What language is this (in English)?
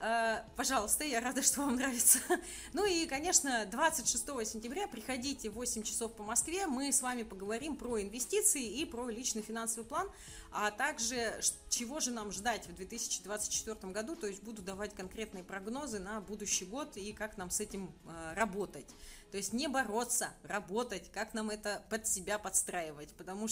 Russian